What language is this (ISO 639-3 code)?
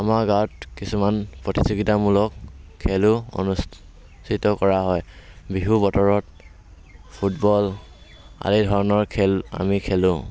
asm